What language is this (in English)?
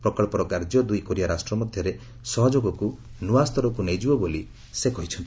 Odia